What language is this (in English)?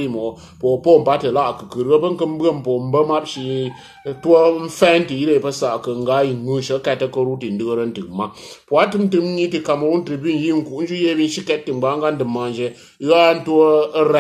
Portuguese